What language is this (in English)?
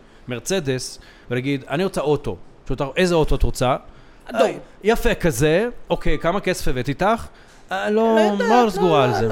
Hebrew